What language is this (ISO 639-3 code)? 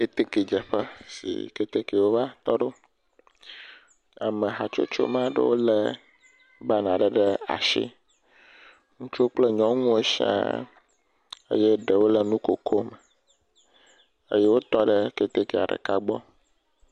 ewe